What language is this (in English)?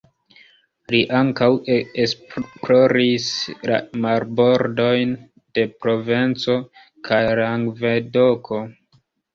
Esperanto